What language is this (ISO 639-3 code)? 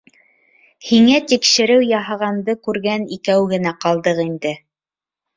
bak